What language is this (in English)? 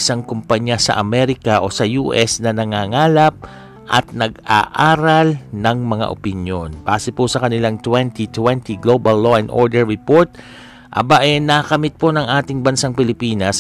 Filipino